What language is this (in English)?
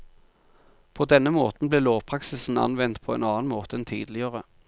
Norwegian